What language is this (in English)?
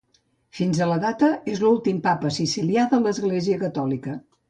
Catalan